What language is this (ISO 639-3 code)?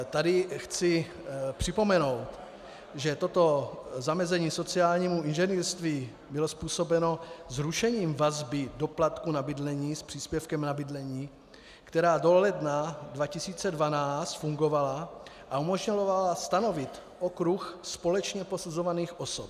ces